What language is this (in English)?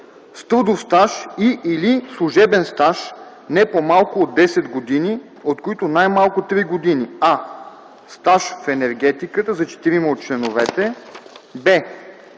Bulgarian